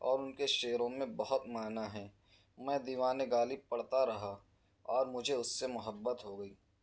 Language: Urdu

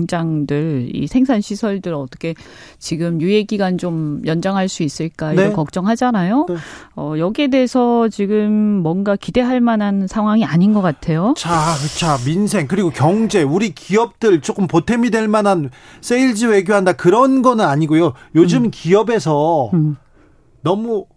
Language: Korean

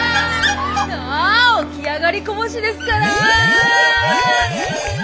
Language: Japanese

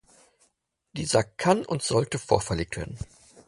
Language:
German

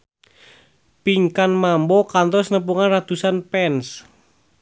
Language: Sundanese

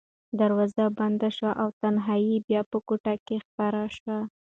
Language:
Pashto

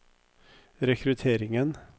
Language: Norwegian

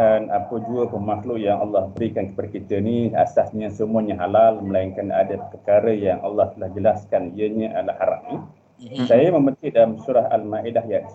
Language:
Malay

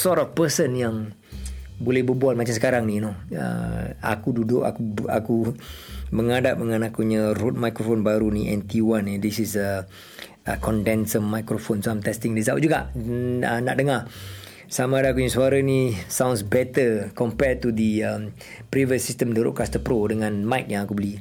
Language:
Malay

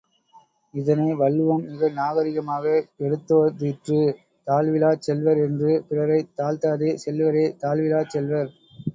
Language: Tamil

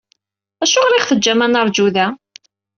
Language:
Kabyle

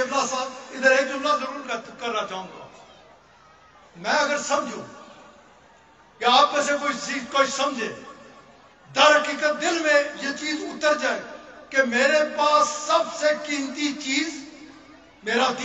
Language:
Arabic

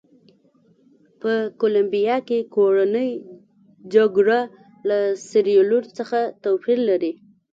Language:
Pashto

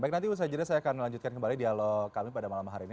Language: Indonesian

